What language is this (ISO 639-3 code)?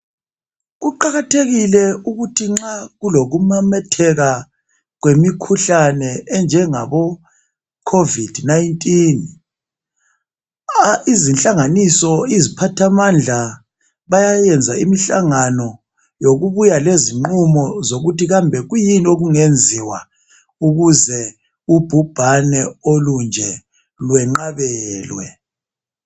nde